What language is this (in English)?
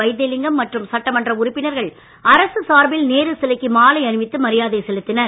Tamil